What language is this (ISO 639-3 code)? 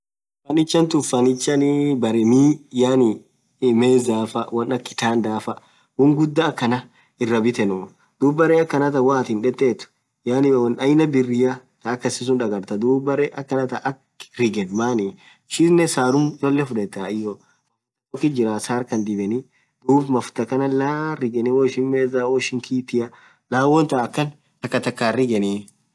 orc